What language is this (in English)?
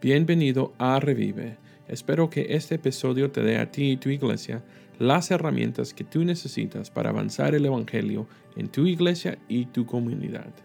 Spanish